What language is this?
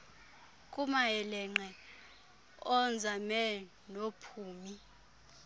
Xhosa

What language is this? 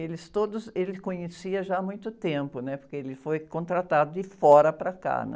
Portuguese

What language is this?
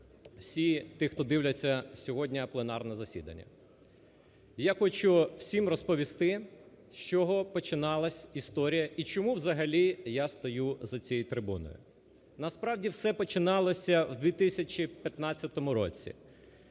Ukrainian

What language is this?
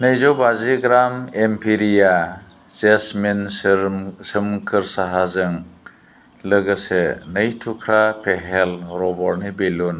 Bodo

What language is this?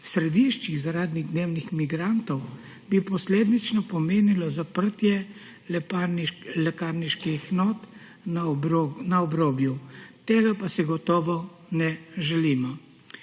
Slovenian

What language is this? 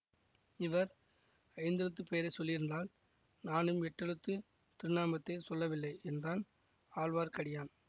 Tamil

